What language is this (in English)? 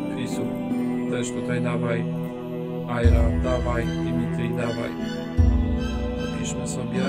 Polish